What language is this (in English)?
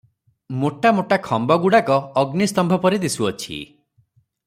Odia